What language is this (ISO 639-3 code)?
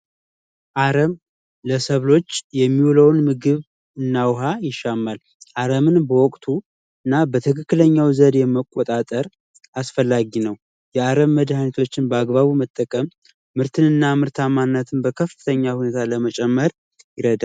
amh